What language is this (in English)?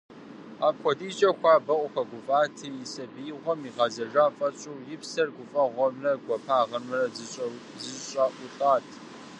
Kabardian